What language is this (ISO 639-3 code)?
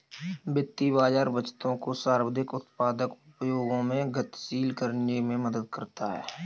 hin